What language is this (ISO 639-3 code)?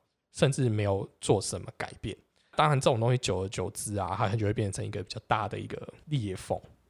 zho